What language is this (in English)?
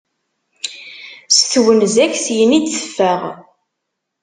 Kabyle